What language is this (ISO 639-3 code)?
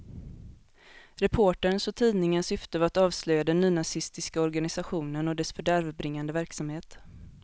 swe